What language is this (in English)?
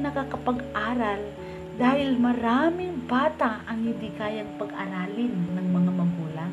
Filipino